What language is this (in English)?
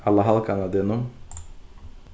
Faroese